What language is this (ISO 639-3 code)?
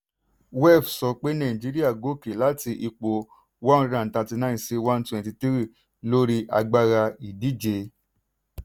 yor